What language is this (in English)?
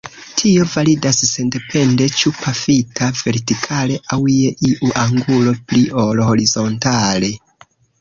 Esperanto